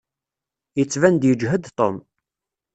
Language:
Kabyle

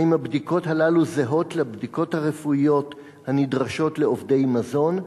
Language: Hebrew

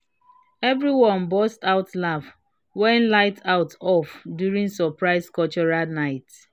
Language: Nigerian Pidgin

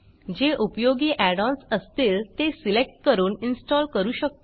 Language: Marathi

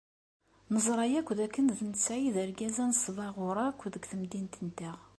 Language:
Kabyle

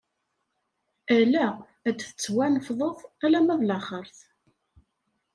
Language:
Kabyle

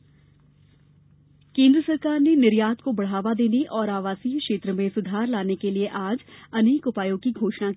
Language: Hindi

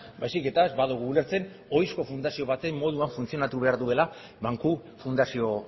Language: Basque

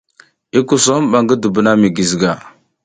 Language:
South Giziga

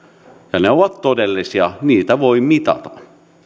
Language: Finnish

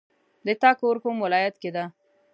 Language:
Pashto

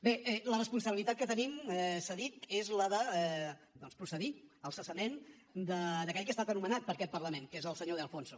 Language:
Catalan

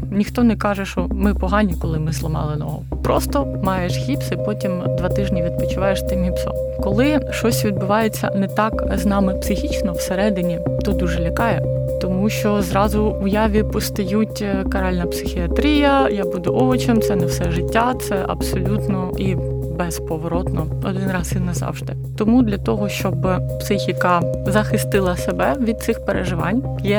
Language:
Ukrainian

